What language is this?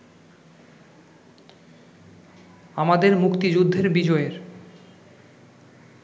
Bangla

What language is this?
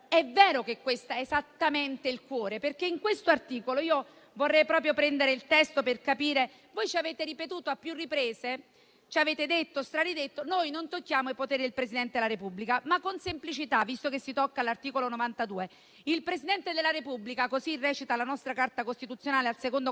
Italian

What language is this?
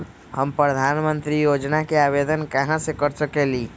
Magahi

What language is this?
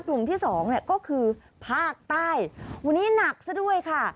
Thai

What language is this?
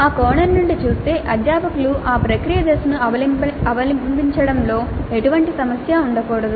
Telugu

